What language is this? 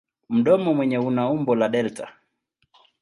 Swahili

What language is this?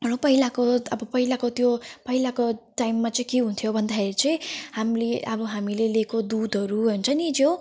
Nepali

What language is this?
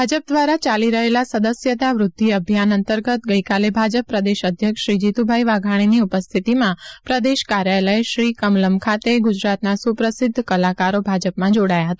Gujarati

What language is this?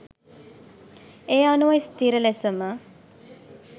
Sinhala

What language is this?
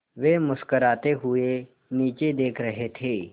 Hindi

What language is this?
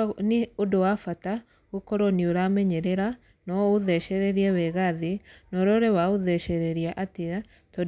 Kikuyu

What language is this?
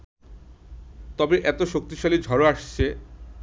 Bangla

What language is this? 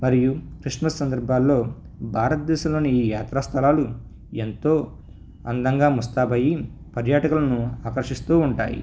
Telugu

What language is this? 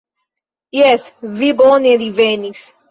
Esperanto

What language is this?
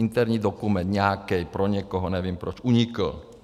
Czech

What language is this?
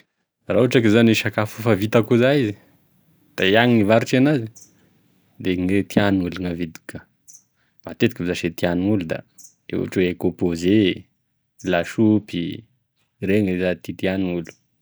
Tesaka Malagasy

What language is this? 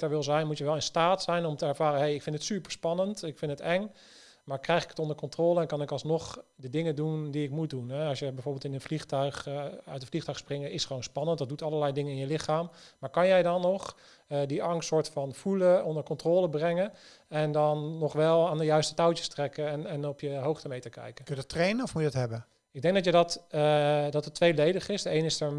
Dutch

